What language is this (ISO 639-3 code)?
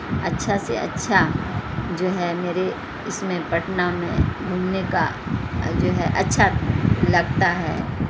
urd